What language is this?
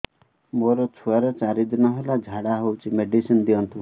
Odia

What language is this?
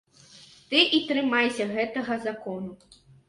Belarusian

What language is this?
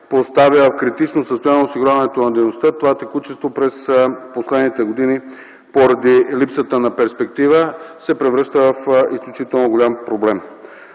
Bulgarian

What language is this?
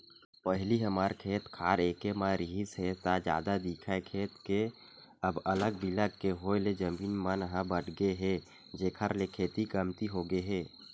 Chhattisgarhi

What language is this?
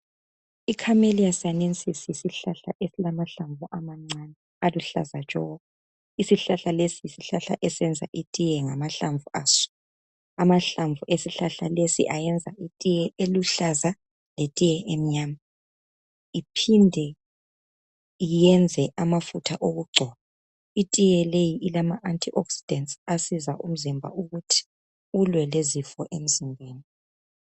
North Ndebele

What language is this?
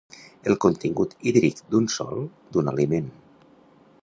Catalan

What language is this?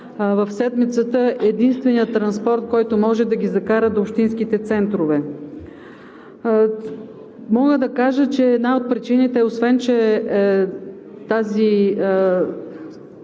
Bulgarian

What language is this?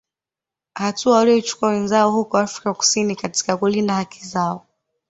Swahili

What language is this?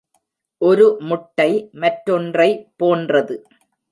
Tamil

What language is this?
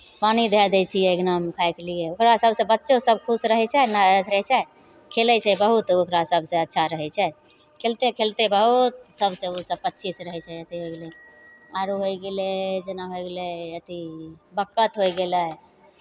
Maithili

